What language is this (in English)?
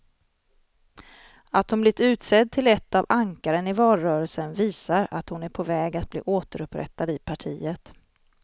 Swedish